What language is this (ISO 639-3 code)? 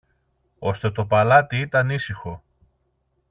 ell